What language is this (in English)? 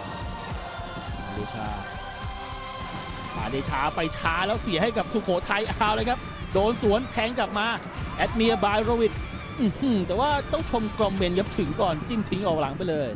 Thai